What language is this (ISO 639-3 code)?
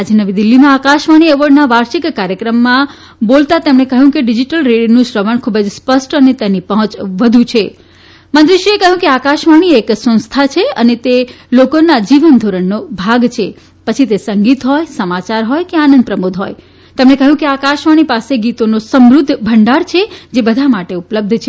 guj